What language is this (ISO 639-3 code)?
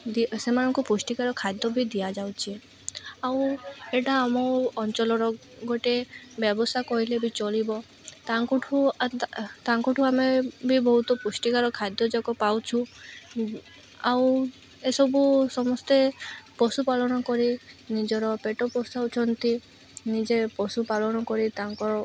ori